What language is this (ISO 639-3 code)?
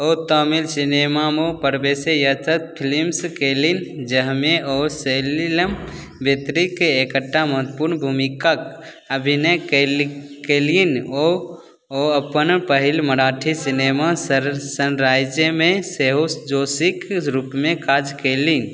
mai